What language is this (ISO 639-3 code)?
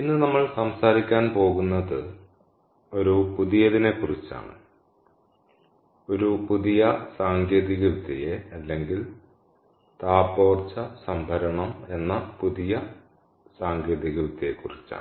mal